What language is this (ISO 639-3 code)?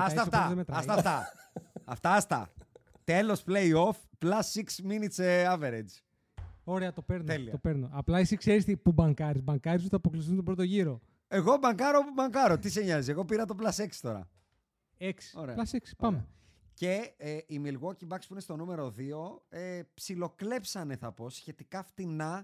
ell